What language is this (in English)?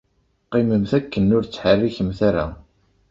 Kabyle